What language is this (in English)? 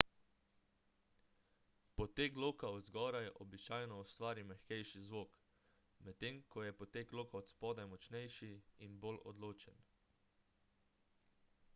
Slovenian